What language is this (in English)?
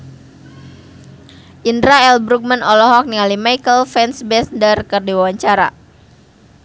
Sundanese